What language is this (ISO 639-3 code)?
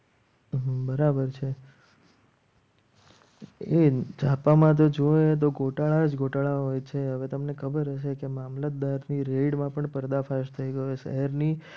guj